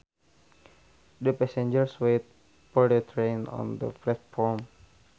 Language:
Sundanese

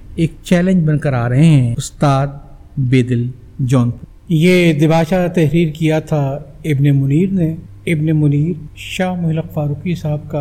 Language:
Urdu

